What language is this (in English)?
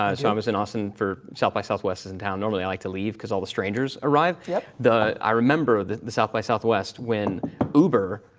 English